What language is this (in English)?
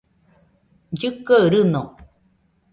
Nüpode Huitoto